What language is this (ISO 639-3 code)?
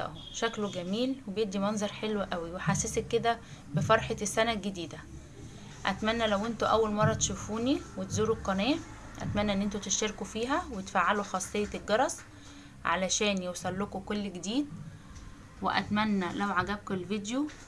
ara